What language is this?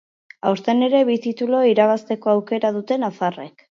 Basque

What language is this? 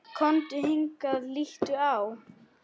Icelandic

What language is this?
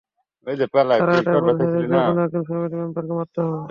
Bangla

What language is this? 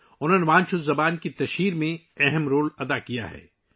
Urdu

